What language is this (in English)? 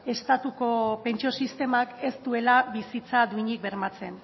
Basque